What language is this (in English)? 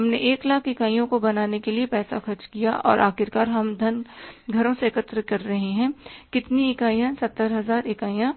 Hindi